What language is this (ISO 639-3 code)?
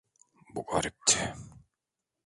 tur